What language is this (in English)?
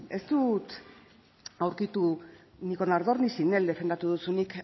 Basque